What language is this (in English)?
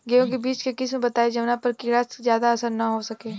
Bhojpuri